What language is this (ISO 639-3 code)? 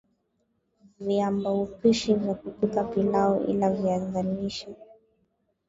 swa